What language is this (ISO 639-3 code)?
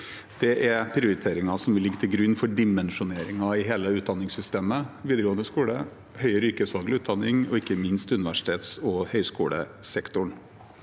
nor